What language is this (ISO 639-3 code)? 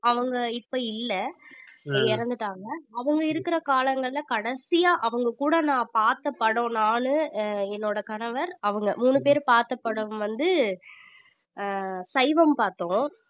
tam